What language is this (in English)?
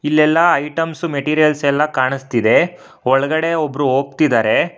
Kannada